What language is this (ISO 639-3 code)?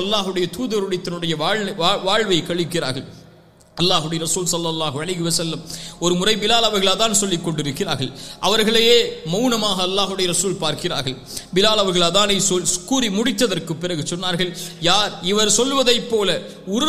ara